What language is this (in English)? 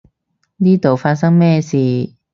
Cantonese